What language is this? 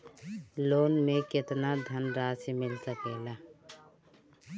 Bhojpuri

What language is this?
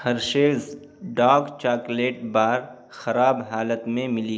Urdu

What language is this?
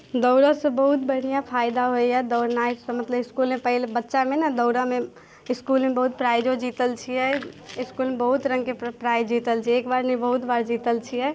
Maithili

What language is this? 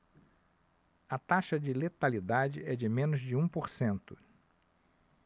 Portuguese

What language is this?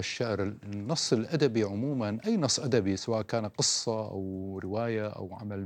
Arabic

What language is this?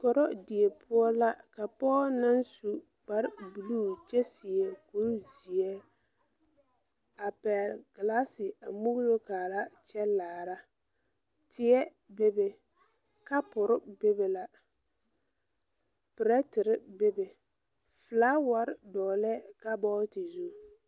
Southern Dagaare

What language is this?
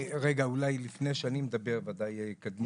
Hebrew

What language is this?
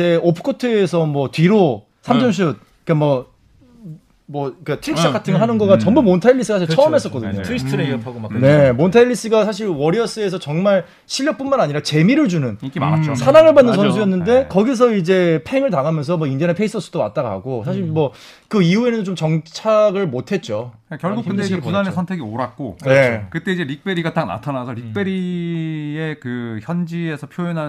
Korean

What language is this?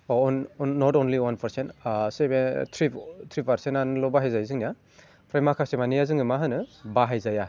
Bodo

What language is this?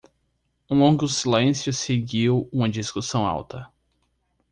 Portuguese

